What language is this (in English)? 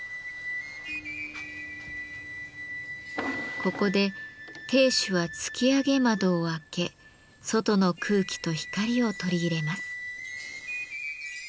Japanese